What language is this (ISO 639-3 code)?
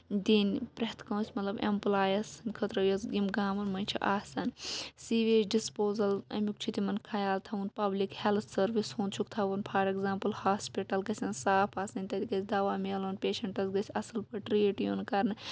kas